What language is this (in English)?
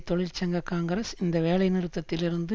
Tamil